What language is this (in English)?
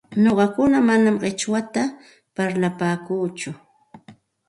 Santa Ana de Tusi Pasco Quechua